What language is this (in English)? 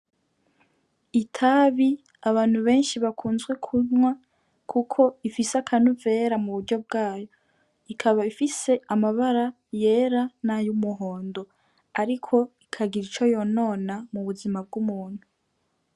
Rundi